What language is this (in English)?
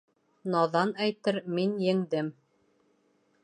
Bashkir